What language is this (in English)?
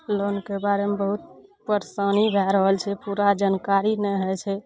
Maithili